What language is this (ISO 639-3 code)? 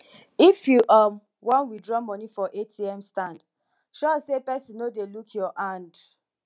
pcm